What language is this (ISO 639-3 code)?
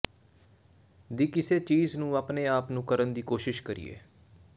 pan